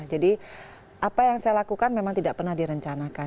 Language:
Indonesian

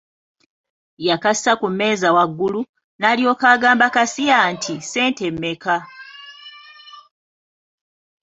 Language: Ganda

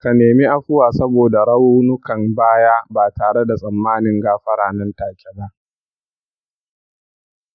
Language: Hausa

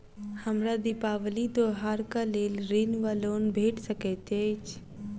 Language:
Maithili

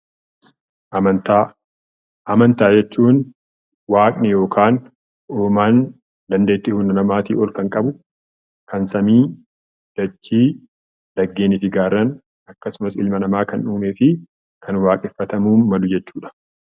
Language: Oromo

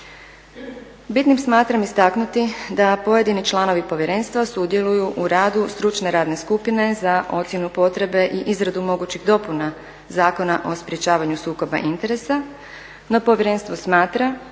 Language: Croatian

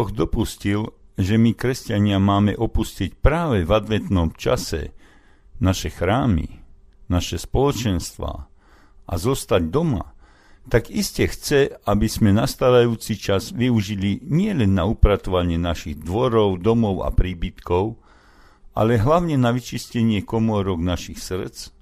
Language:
Slovak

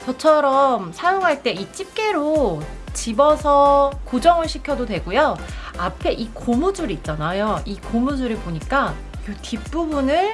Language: Korean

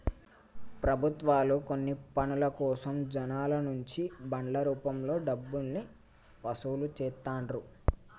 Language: Telugu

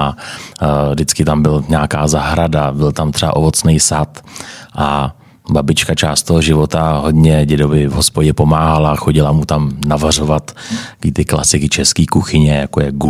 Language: Czech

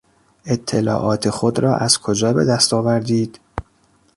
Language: Persian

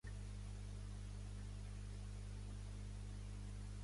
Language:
Catalan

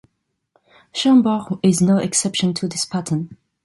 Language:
English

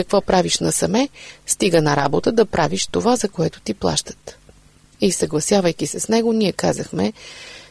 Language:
Bulgarian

